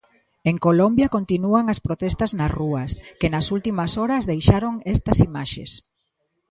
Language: Galician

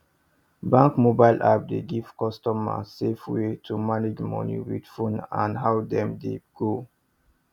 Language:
Nigerian Pidgin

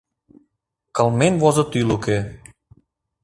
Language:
Mari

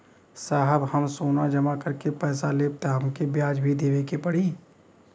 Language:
Bhojpuri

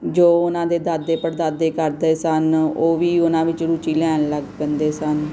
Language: Punjabi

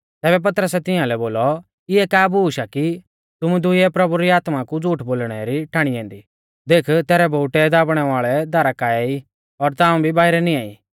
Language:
Mahasu Pahari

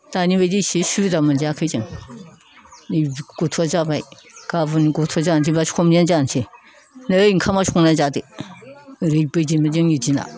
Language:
Bodo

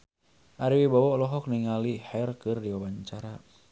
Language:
Sundanese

